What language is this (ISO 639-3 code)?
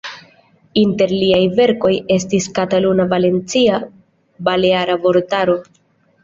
epo